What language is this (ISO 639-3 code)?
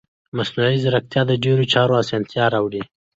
pus